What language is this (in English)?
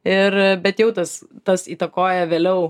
Lithuanian